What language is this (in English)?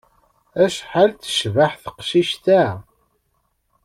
Kabyle